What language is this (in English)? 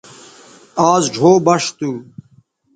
Bateri